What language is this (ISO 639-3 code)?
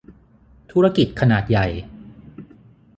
tha